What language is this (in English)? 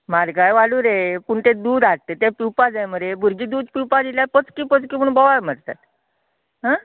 Konkani